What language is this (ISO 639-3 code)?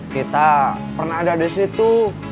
ind